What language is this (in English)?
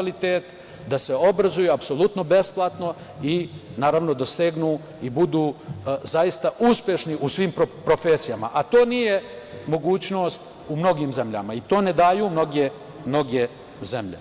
Serbian